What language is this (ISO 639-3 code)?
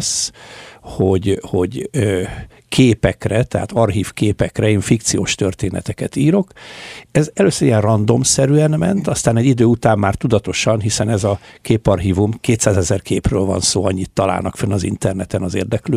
hun